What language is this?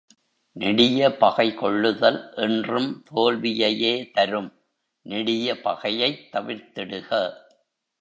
Tamil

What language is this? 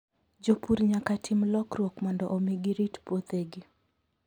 Luo (Kenya and Tanzania)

